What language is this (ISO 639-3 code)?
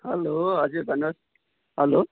nep